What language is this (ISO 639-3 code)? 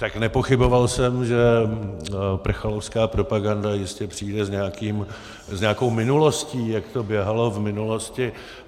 ces